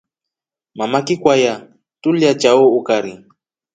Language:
Rombo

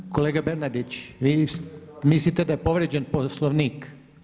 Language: Croatian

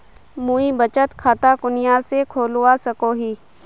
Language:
Magahi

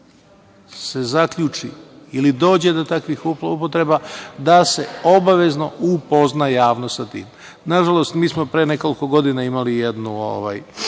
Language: Serbian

